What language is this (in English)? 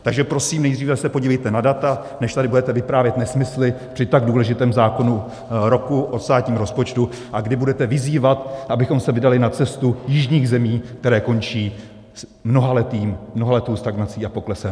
Czech